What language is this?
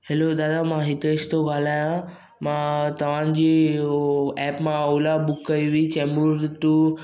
Sindhi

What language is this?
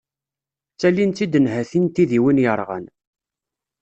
Kabyle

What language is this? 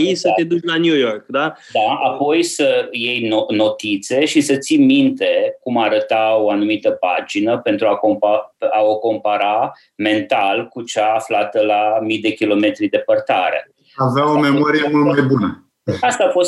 Romanian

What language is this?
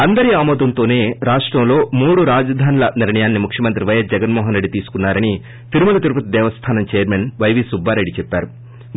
Telugu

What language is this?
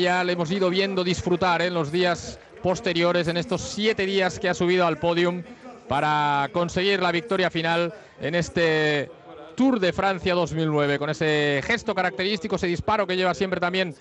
Spanish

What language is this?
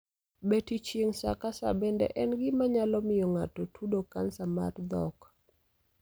Luo (Kenya and Tanzania)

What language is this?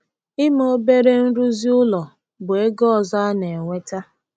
Igbo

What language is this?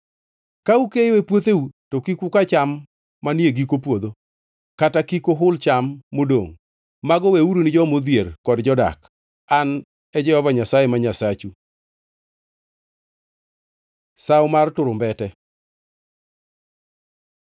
Luo (Kenya and Tanzania)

